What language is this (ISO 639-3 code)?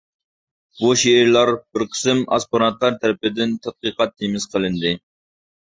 uig